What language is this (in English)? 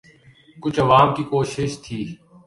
Urdu